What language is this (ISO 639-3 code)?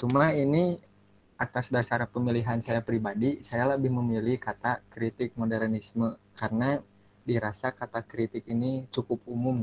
ind